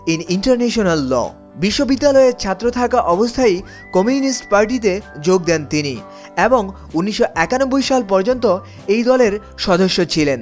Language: Bangla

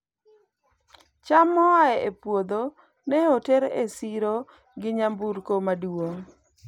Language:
Luo (Kenya and Tanzania)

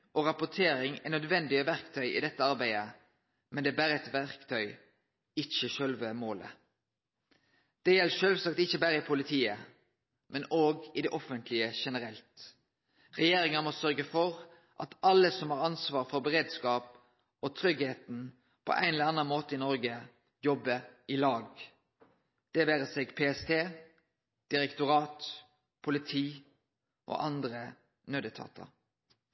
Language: Norwegian Nynorsk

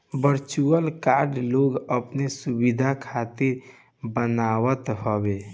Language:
Bhojpuri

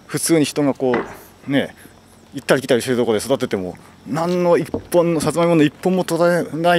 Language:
Japanese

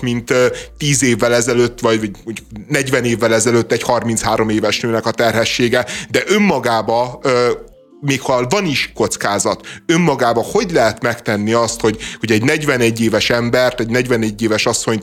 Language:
Hungarian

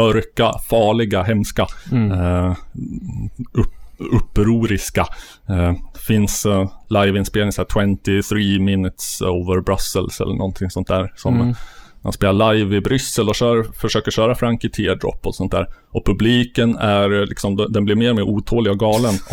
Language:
Swedish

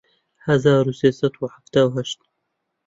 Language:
Central Kurdish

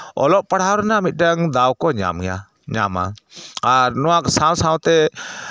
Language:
Santali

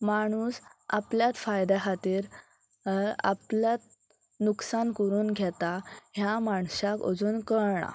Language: Konkani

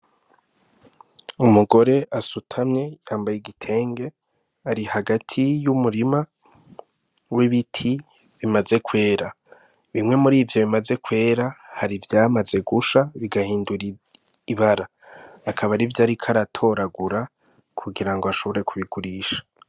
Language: Rundi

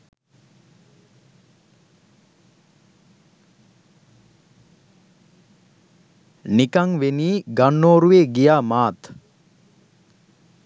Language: Sinhala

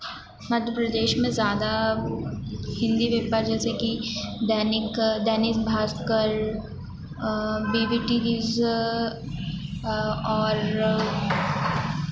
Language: Hindi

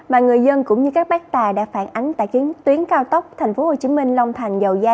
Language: Vietnamese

